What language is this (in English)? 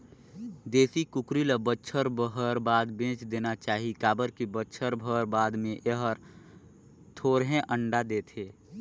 Chhattisgarhi